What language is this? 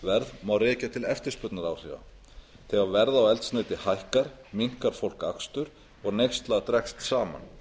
Icelandic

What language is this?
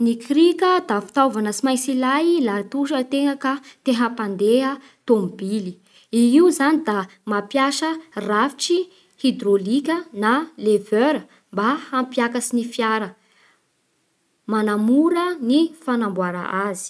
Bara Malagasy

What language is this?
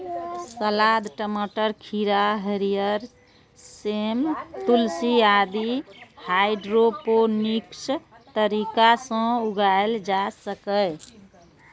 Maithili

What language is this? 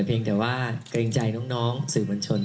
Thai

